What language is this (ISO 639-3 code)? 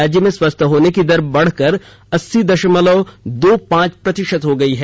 hin